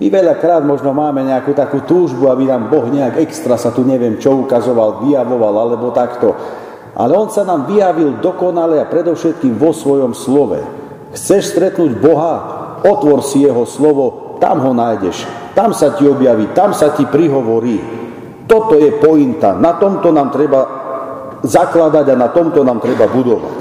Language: Slovak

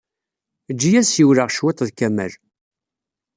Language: Kabyle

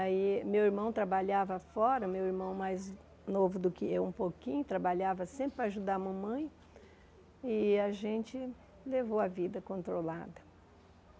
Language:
Portuguese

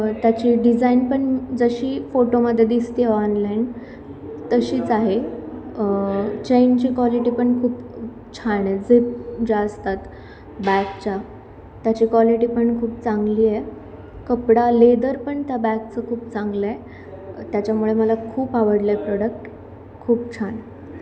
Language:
Marathi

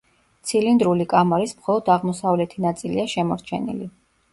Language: Georgian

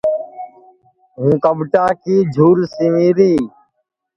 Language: Sansi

